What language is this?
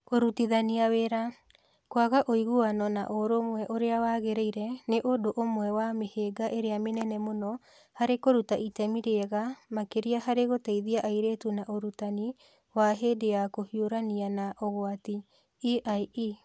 Kikuyu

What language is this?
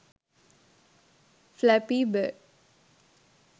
Sinhala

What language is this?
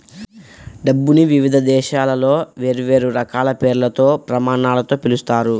Telugu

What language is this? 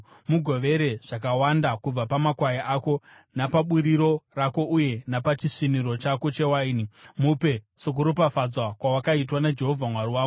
Shona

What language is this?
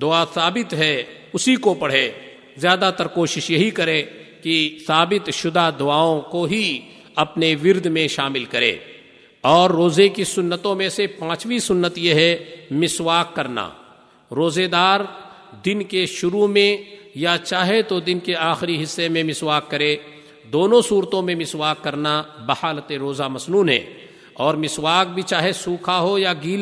Urdu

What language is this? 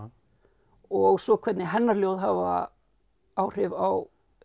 Icelandic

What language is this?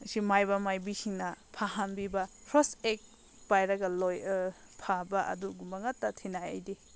Manipuri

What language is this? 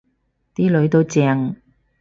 Cantonese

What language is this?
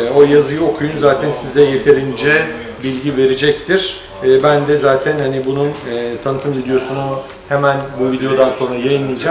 Turkish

